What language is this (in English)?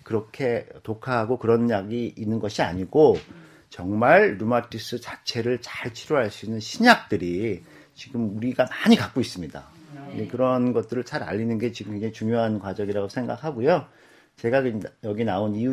Korean